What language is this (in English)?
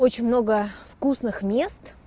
Russian